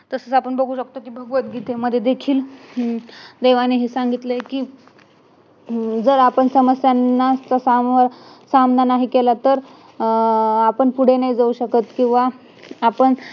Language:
Marathi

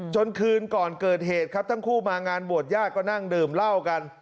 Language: Thai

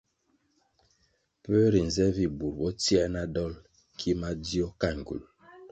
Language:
Kwasio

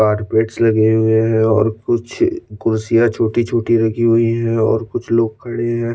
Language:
Hindi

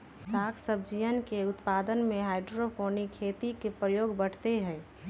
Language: Magahi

